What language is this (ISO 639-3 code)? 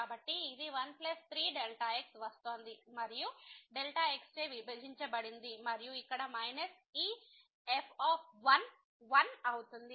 tel